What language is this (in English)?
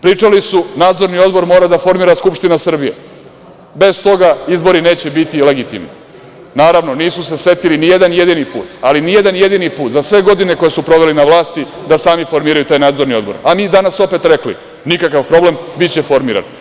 Serbian